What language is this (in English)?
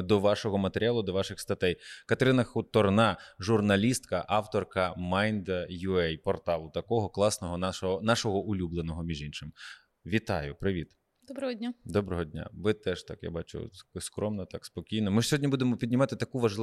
Ukrainian